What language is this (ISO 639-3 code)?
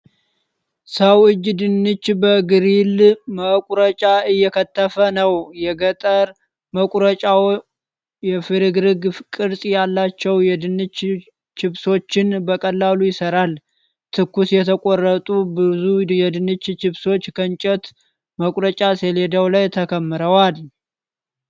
amh